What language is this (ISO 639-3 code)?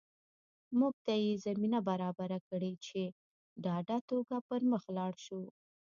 pus